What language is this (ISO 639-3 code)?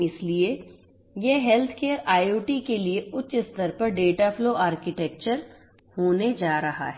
hin